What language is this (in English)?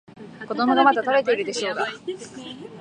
Japanese